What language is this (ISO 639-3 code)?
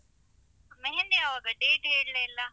kan